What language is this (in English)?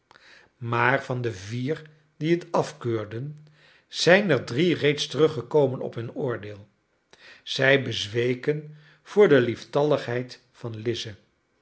Dutch